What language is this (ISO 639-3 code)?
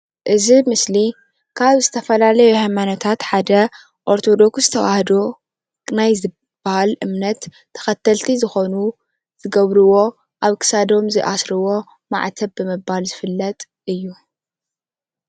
tir